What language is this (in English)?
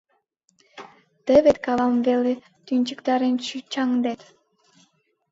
Mari